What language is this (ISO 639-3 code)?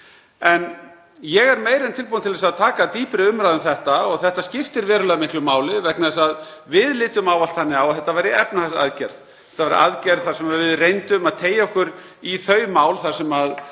isl